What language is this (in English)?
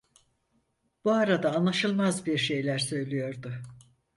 Turkish